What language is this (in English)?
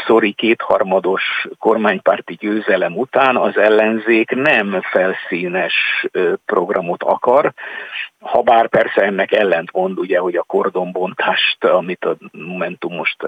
Hungarian